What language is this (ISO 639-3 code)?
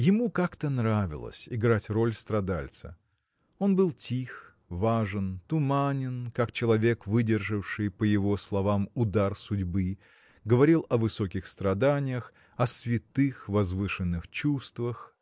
rus